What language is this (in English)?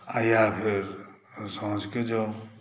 Maithili